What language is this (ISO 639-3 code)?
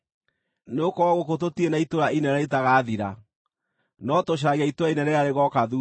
kik